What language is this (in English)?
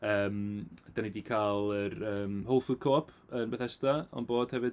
Welsh